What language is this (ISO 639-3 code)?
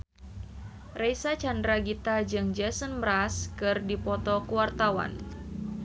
sun